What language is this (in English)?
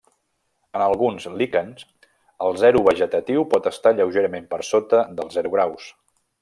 Catalan